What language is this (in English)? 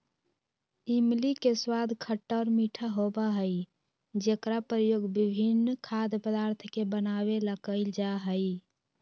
Magahi